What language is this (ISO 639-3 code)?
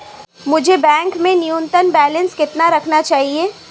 hin